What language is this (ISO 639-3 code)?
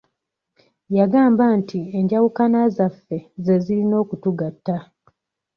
lug